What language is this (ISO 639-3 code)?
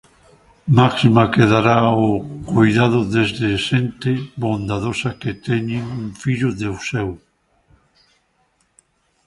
glg